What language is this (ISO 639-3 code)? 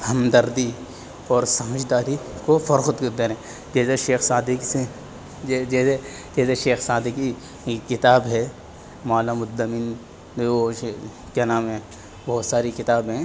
urd